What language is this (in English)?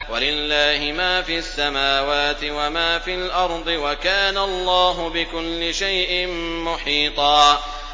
Arabic